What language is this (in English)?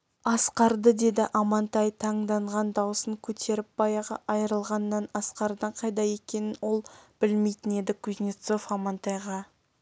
Kazakh